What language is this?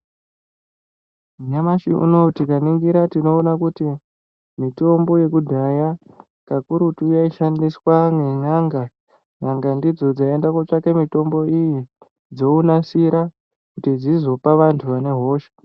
Ndau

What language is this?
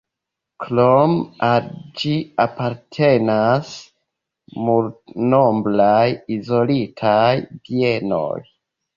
Esperanto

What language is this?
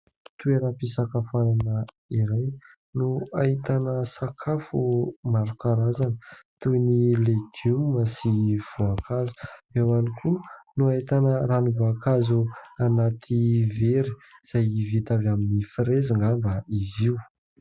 Malagasy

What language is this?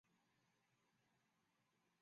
Chinese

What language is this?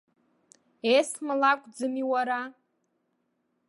Abkhazian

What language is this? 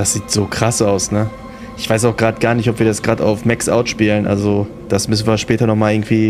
German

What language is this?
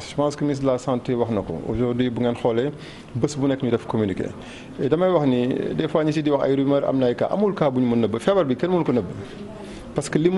French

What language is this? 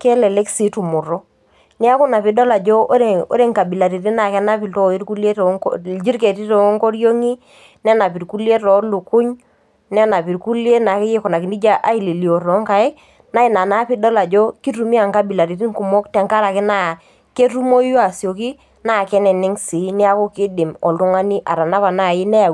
Masai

